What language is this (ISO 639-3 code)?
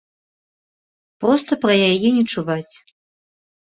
bel